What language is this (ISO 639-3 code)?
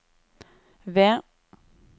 nor